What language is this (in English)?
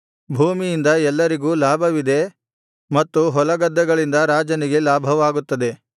Kannada